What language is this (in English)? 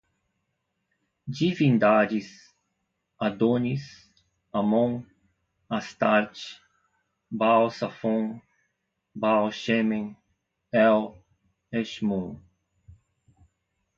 Portuguese